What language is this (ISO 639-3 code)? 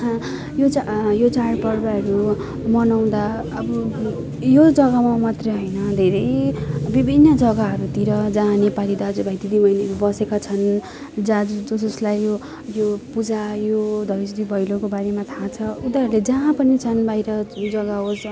nep